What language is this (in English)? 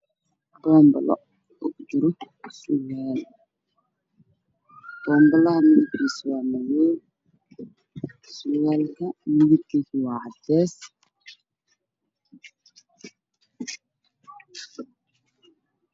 Somali